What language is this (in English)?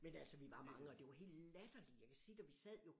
Danish